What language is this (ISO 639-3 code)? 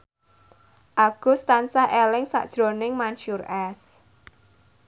jav